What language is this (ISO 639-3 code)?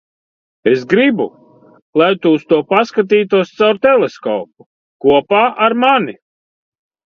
lav